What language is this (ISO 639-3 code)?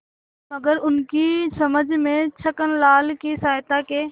hin